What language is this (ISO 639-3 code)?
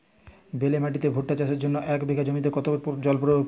ben